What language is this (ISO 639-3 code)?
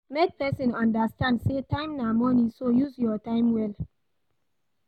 pcm